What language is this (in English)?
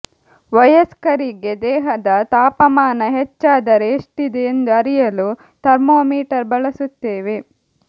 Kannada